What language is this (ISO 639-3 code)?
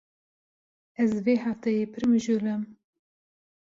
kur